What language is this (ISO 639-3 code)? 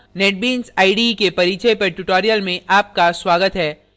hin